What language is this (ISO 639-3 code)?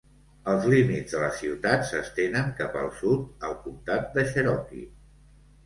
cat